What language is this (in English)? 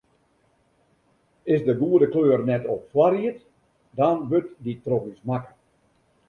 Western Frisian